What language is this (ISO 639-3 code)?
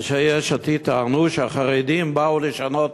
heb